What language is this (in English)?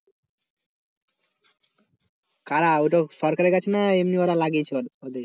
Bangla